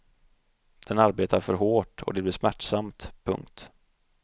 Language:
Swedish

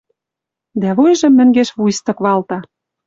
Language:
Western Mari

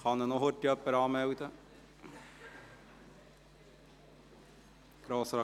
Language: Swiss German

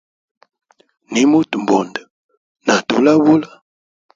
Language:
Hemba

